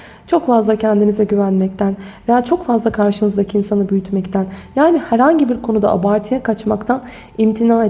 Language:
Turkish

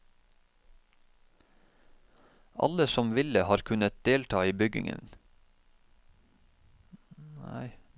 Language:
Norwegian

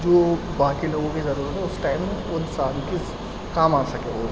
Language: Urdu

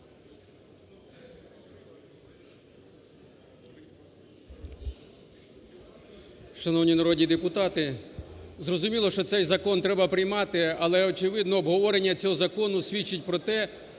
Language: Ukrainian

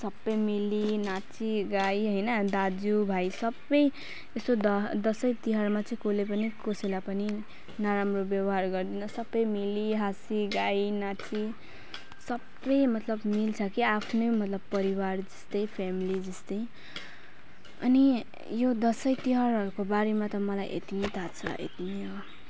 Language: Nepali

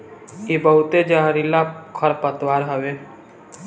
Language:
Bhojpuri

